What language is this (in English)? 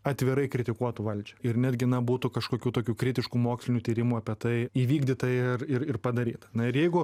Lithuanian